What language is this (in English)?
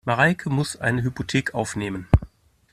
German